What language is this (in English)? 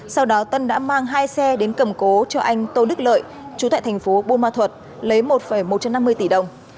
Vietnamese